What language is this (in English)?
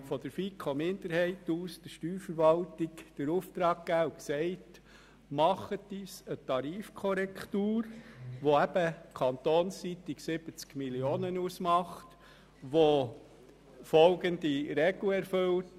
Swiss German